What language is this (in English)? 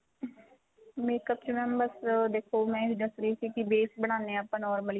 Punjabi